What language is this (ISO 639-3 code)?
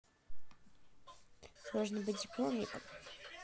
rus